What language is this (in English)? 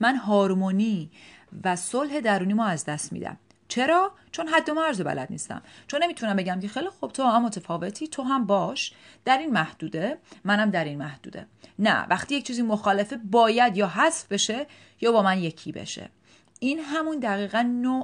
Persian